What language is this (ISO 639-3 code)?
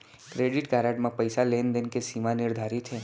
hne